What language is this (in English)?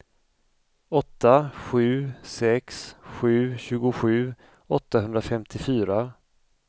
Swedish